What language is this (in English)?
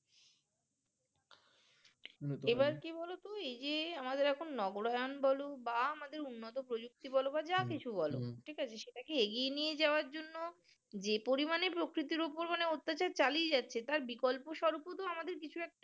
Bangla